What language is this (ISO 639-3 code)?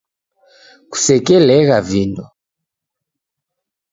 dav